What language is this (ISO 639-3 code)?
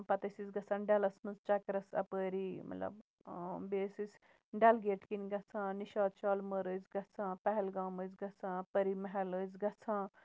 kas